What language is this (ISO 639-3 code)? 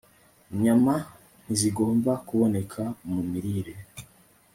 kin